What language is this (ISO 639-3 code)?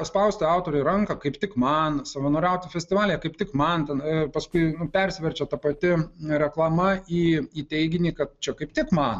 lit